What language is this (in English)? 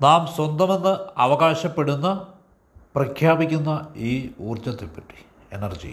Malayalam